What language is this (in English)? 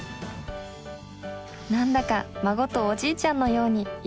Japanese